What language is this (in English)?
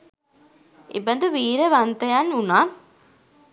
Sinhala